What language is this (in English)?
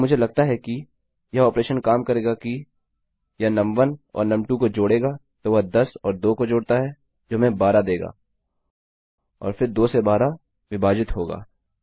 Hindi